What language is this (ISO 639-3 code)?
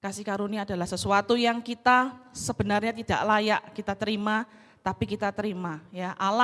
ind